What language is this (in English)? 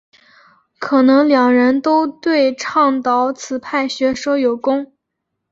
Chinese